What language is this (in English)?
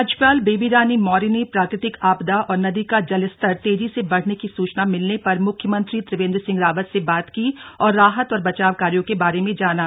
Hindi